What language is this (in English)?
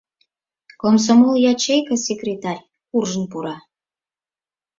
Mari